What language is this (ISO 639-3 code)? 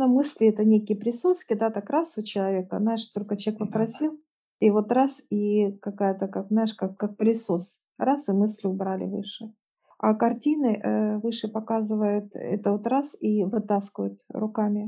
rus